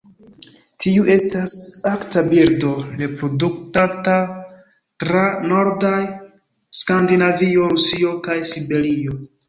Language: Esperanto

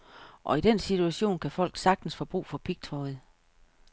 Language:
Danish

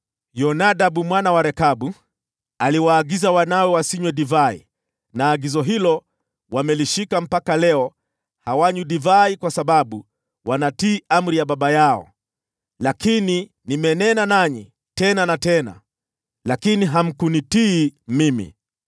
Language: Swahili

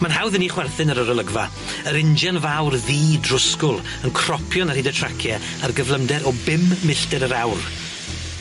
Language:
Welsh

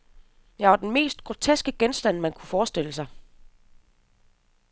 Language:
Danish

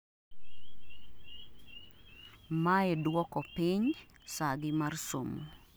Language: Luo (Kenya and Tanzania)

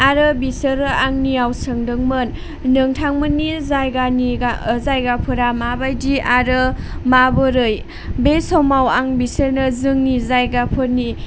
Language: Bodo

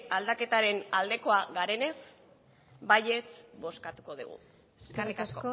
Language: Basque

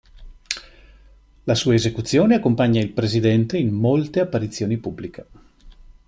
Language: Italian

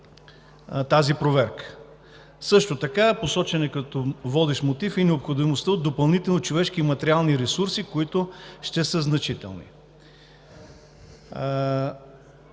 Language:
Bulgarian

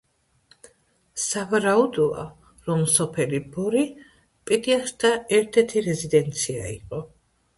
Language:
Georgian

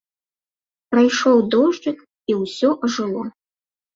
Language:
Belarusian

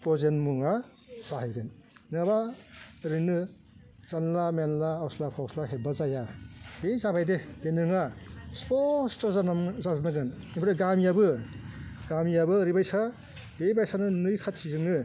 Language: Bodo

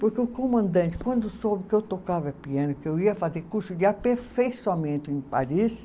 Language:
Portuguese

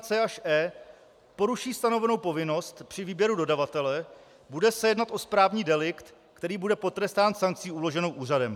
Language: Czech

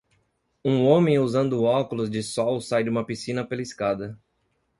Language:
Portuguese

